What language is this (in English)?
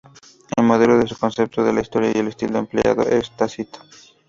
Spanish